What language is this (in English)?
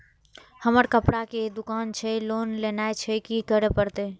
Maithili